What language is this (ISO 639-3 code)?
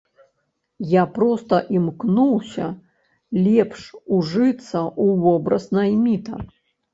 bel